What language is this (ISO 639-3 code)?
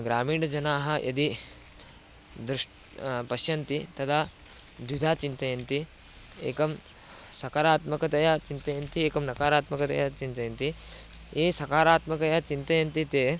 san